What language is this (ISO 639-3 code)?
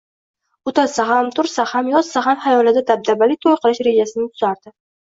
uzb